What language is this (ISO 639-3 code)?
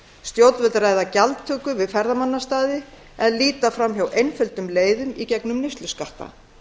isl